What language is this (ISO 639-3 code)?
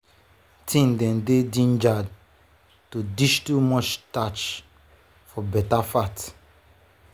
pcm